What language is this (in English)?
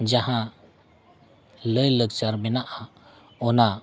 Santali